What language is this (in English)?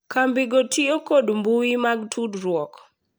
Luo (Kenya and Tanzania)